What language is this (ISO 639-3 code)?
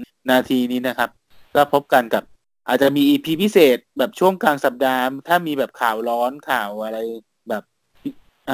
tha